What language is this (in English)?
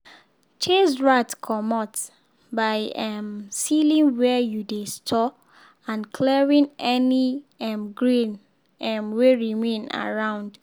Nigerian Pidgin